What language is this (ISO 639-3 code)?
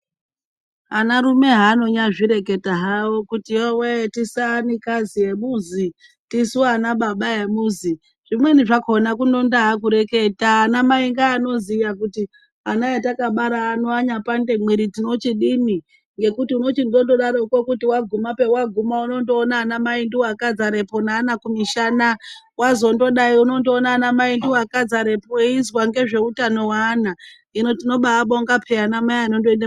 ndc